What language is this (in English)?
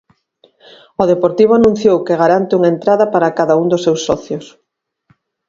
Galician